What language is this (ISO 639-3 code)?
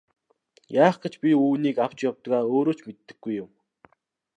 mon